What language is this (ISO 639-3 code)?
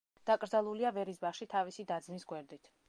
kat